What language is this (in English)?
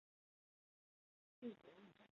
Chinese